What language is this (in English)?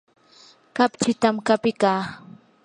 Yanahuanca Pasco Quechua